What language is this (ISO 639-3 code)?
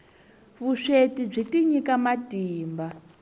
tso